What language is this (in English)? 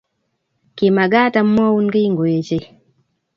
Kalenjin